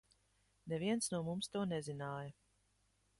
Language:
Latvian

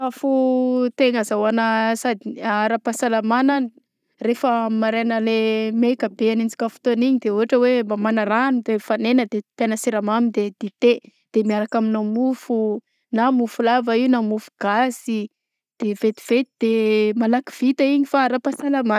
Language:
Southern Betsimisaraka Malagasy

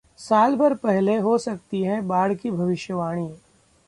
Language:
Hindi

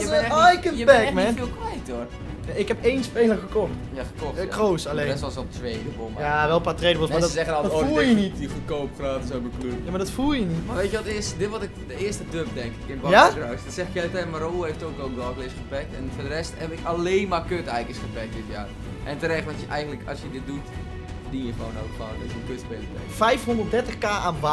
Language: Dutch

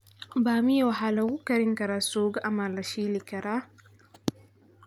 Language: Somali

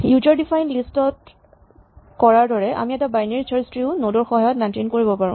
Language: Assamese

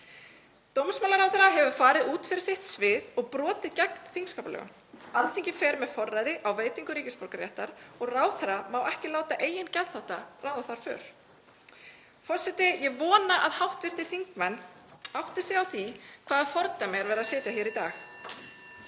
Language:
Icelandic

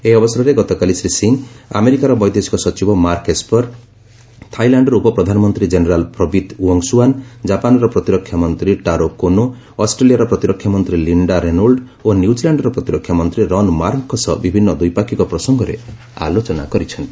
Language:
Odia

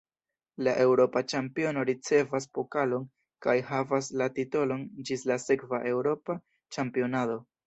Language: Esperanto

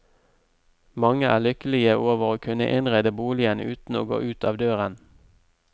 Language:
Norwegian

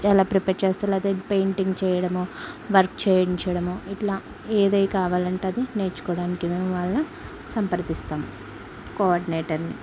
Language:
Telugu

